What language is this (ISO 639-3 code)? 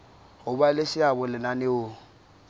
sot